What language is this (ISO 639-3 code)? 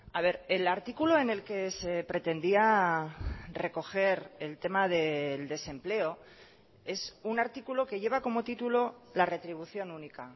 spa